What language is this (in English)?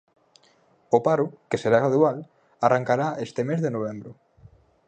Galician